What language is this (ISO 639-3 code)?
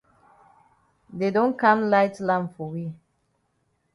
wes